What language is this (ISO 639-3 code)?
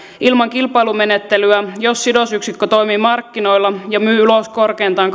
fin